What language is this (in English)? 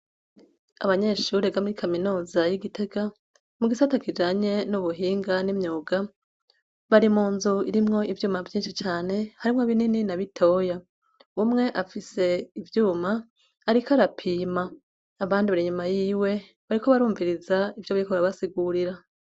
Rundi